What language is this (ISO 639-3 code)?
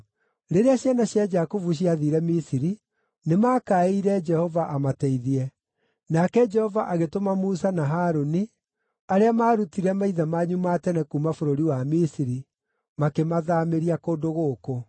kik